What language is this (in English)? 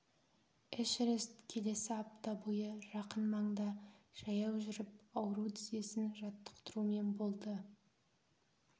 Kazakh